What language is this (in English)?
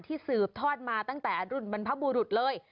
Thai